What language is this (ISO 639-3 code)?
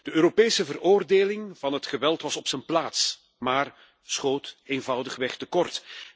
nld